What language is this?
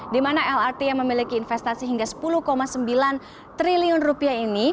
Indonesian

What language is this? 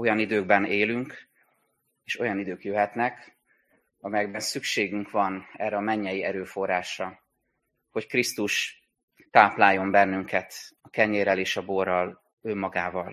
Hungarian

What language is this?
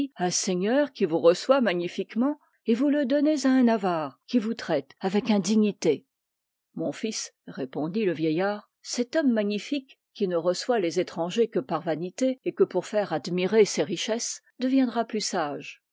French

